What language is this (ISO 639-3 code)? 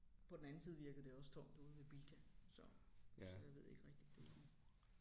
dan